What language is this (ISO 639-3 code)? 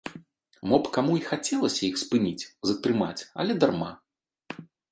bel